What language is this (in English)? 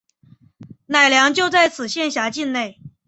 Chinese